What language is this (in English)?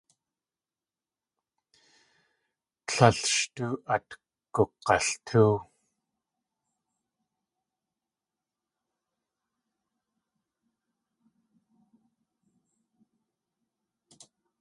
Tlingit